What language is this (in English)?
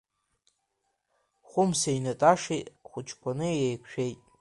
Abkhazian